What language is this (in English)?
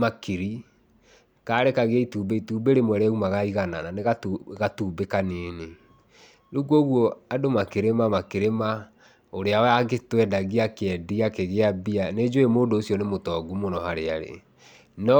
Kikuyu